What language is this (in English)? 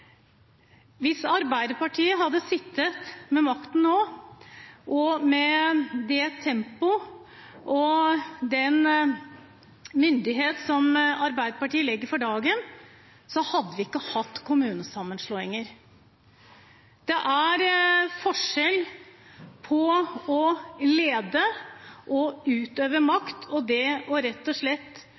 Norwegian Bokmål